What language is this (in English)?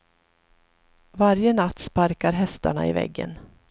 Swedish